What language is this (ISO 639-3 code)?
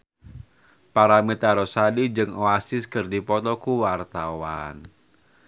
sun